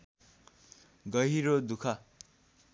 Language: Nepali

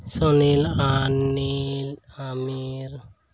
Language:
Santali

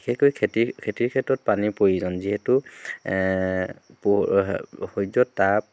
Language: Assamese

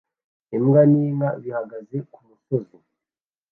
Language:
Kinyarwanda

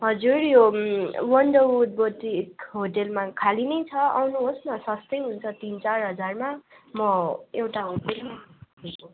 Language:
Nepali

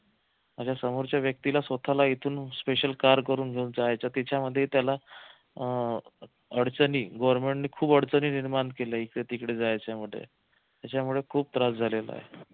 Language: Marathi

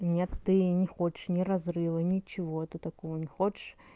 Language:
Russian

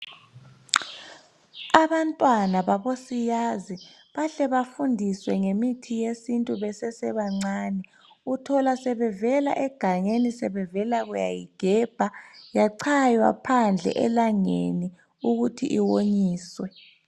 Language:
North Ndebele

